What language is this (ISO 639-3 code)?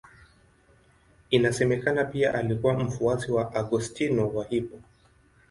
swa